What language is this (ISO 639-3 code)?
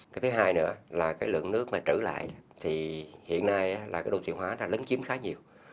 vie